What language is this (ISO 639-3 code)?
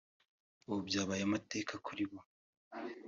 kin